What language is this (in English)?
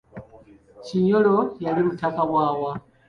Ganda